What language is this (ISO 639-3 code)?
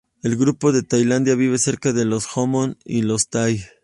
spa